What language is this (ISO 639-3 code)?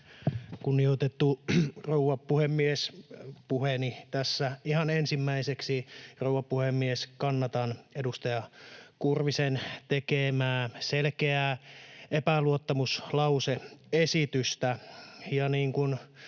fin